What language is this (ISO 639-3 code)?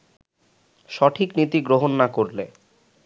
ben